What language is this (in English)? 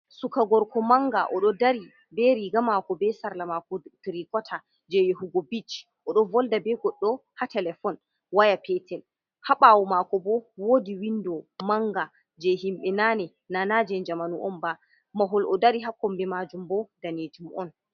Fula